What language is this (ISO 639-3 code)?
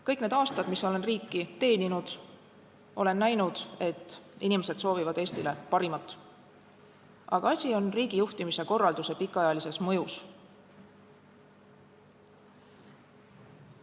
est